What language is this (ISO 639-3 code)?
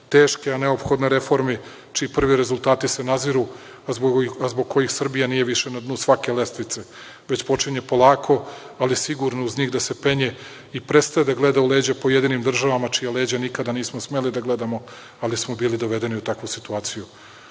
srp